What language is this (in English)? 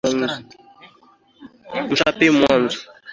Swahili